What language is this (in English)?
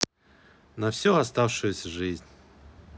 Russian